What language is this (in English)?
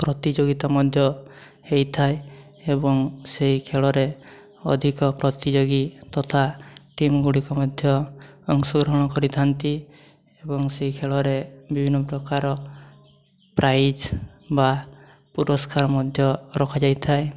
Odia